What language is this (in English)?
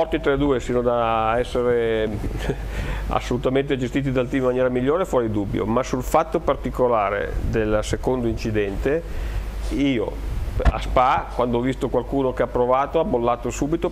Italian